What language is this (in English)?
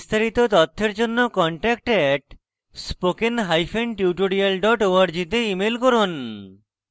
Bangla